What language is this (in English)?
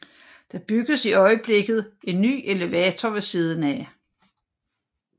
Danish